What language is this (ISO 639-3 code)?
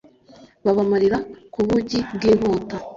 kin